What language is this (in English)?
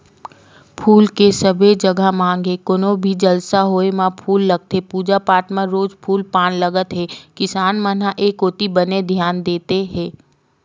Chhattisgarhi